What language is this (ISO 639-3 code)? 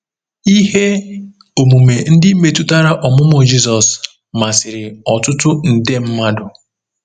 ibo